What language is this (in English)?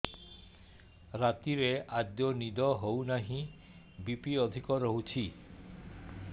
Odia